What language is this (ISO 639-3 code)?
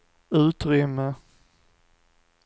swe